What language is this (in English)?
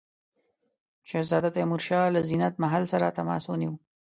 Pashto